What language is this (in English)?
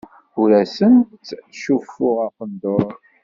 Kabyle